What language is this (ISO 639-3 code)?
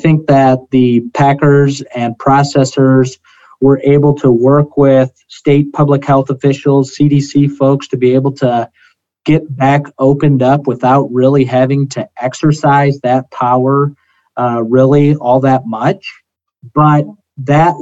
eng